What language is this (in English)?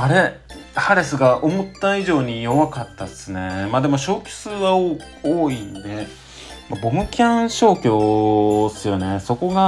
Japanese